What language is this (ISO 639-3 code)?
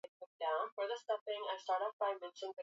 swa